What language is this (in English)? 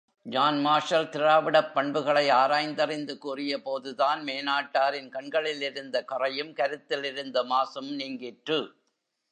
Tamil